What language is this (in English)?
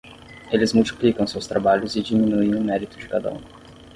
Portuguese